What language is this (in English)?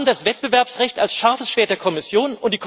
German